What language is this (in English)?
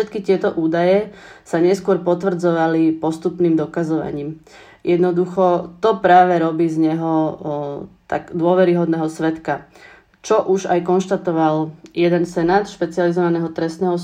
Czech